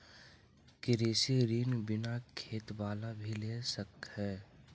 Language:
Magahi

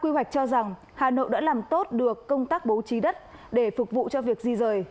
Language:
Vietnamese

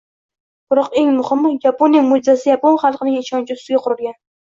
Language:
Uzbek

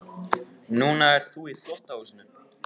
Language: Icelandic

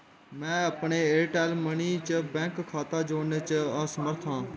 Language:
Dogri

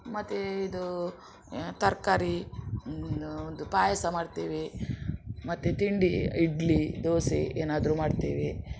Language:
Kannada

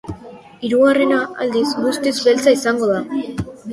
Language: Basque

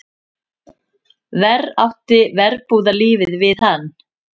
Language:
Icelandic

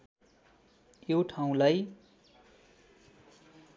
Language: Nepali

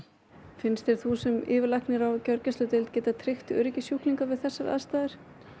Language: Icelandic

